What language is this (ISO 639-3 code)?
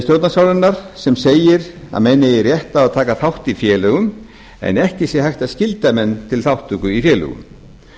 isl